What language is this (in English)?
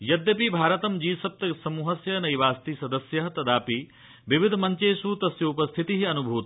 Sanskrit